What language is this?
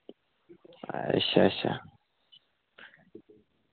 Dogri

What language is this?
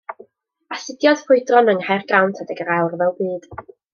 Welsh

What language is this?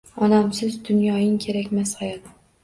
Uzbek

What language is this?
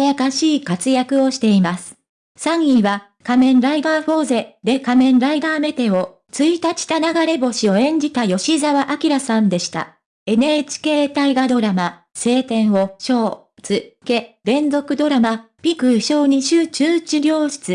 Japanese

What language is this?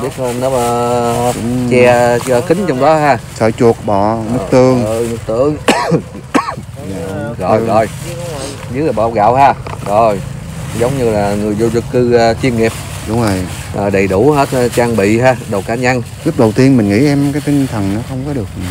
Vietnamese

